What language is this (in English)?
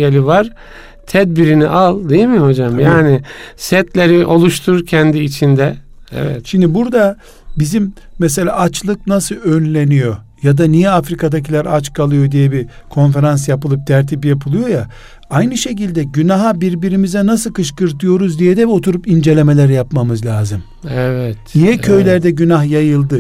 Turkish